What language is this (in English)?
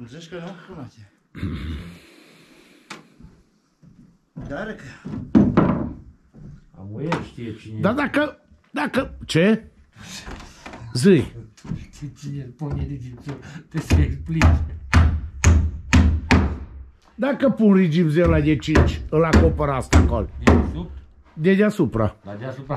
Romanian